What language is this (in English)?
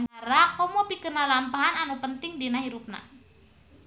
Sundanese